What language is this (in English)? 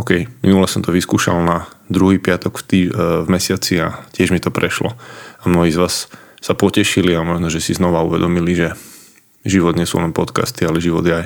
Slovak